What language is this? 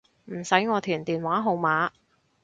Cantonese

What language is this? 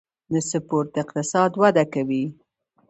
Pashto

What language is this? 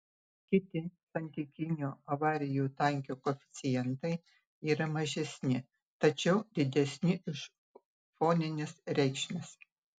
Lithuanian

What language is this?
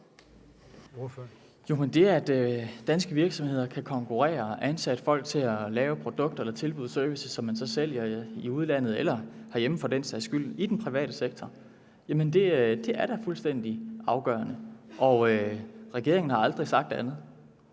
Danish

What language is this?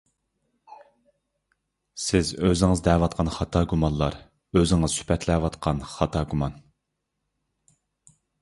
Uyghur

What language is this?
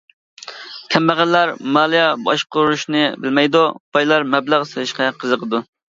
Uyghur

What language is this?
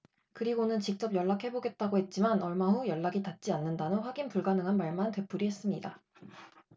Korean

